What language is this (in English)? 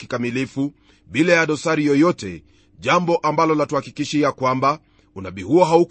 Swahili